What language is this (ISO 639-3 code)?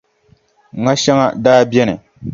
dag